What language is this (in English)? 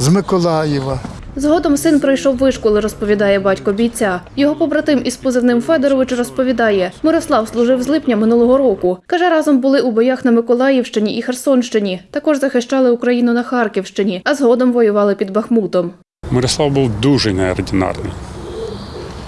Ukrainian